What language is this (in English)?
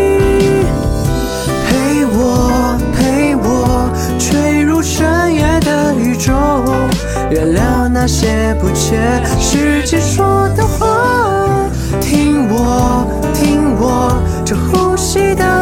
Chinese